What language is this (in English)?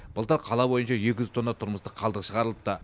Kazakh